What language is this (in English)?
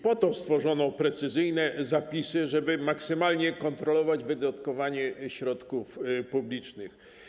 Polish